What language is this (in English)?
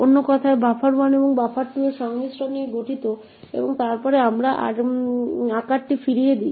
Bangla